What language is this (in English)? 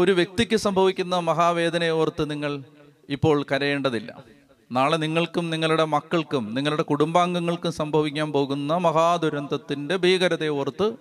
Malayalam